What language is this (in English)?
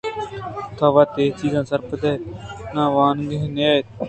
Eastern Balochi